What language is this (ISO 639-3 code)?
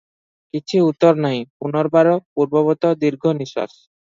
ori